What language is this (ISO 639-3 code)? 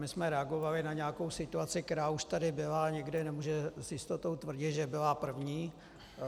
ces